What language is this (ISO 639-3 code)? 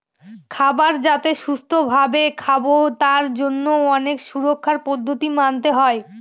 ben